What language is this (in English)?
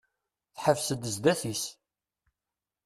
Kabyle